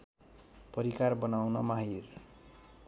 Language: Nepali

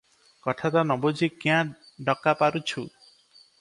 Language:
Odia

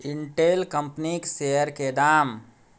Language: Maithili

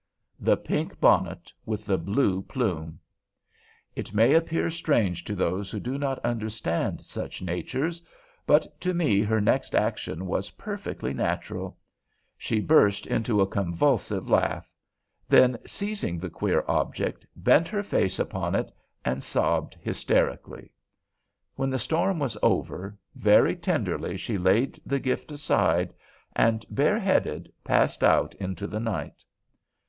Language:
English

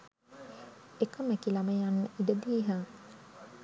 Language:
Sinhala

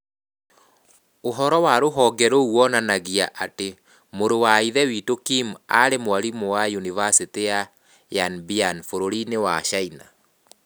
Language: Kikuyu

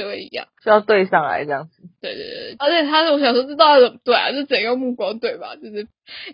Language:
Chinese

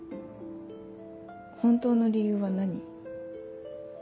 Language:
Japanese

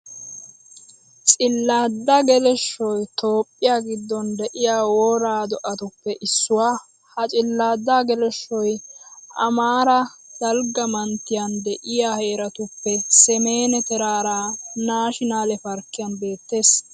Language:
Wolaytta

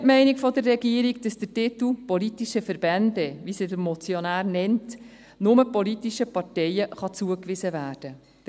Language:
Swiss German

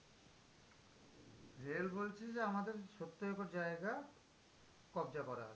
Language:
Bangla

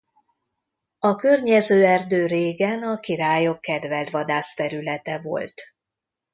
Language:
Hungarian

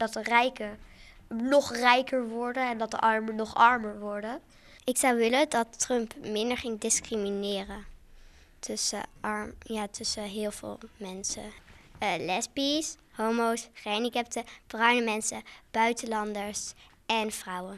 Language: Dutch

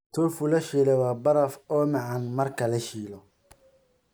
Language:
Somali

